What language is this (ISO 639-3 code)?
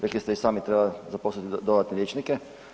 hrv